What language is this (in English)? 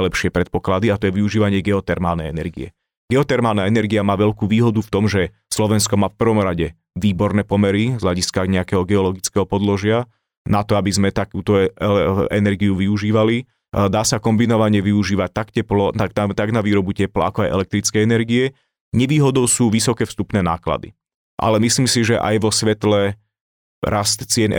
Slovak